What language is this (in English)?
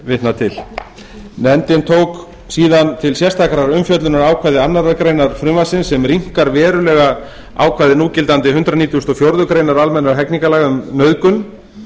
Icelandic